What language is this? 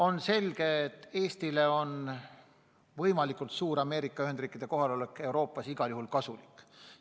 Estonian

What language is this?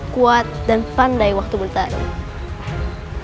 Indonesian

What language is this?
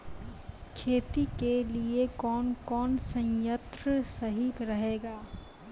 Maithili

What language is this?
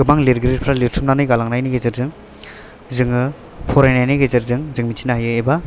Bodo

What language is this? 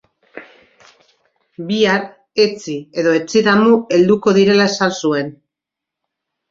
Basque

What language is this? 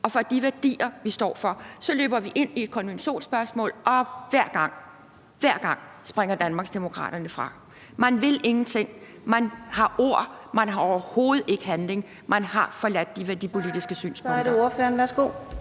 Danish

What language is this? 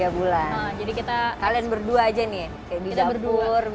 Indonesian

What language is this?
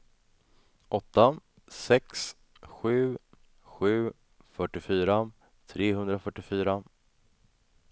Swedish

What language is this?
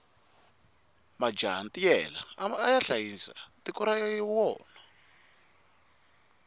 Tsonga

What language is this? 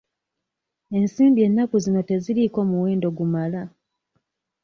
Ganda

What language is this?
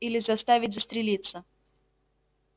Russian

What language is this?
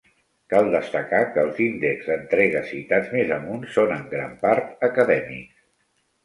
Catalan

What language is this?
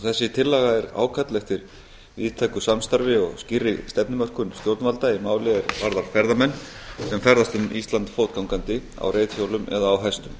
Icelandic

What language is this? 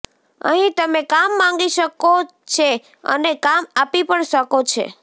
Gujarati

